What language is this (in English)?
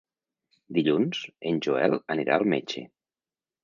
Catalan